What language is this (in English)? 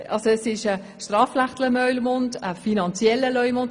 Swiss German